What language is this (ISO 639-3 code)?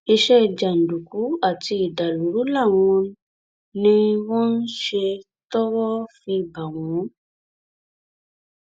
yor